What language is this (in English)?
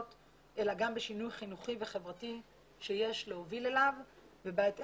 Hebrew